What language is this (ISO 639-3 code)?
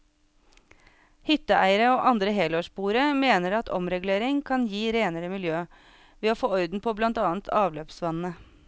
nor